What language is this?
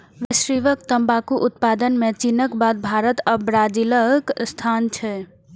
Maithili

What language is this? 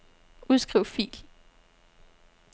Danish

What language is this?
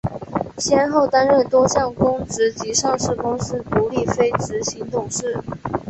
Chinese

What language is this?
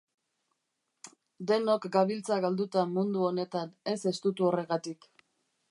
Basque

